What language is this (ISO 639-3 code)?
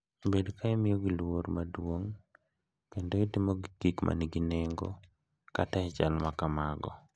luo